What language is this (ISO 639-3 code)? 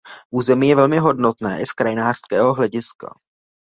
ces